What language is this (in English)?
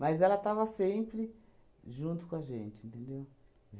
Portuguese